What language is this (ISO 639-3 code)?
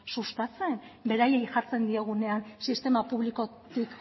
eus